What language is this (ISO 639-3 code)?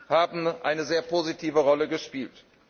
deu